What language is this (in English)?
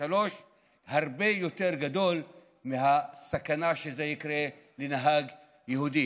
Hebrew